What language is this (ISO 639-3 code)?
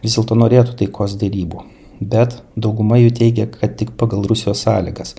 lit